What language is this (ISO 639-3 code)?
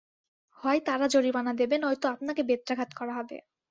ben